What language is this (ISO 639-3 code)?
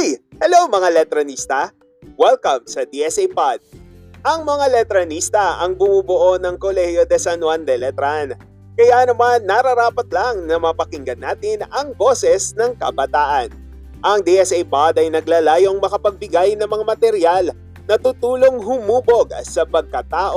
fil